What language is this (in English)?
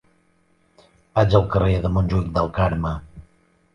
Catalan